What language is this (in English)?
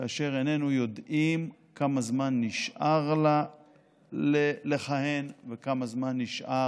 Hebrew